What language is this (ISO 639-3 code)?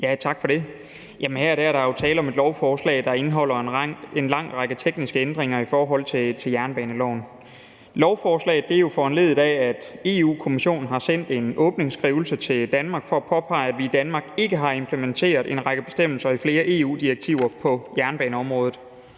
dan